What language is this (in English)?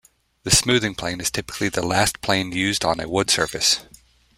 English